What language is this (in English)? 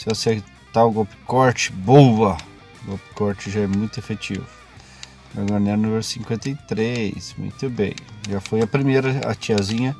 Portuguese